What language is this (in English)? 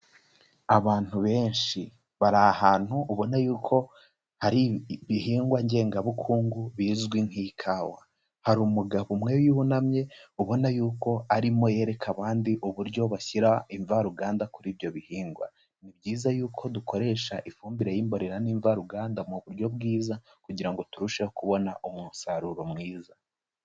Kinyarwanda